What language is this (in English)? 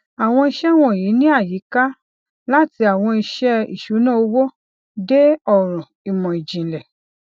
Yoruba